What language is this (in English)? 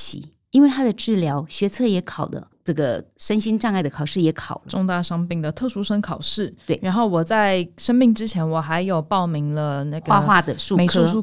Chinese